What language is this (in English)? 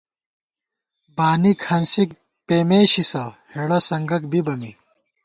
Gawar-Bati